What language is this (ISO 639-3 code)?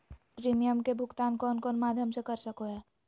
mag